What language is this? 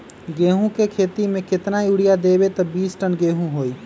Magahi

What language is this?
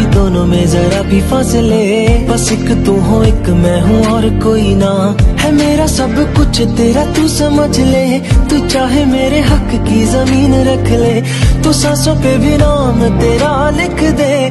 Hindi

